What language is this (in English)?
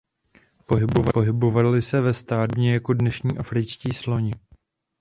Czech